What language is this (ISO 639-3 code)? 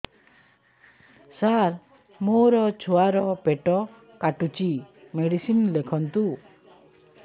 ori